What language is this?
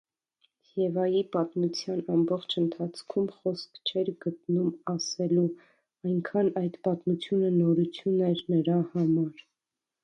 Armenian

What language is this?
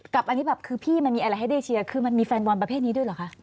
Thai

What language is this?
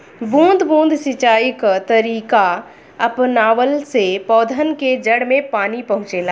Bhojpuri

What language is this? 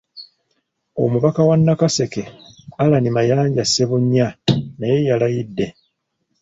Ganda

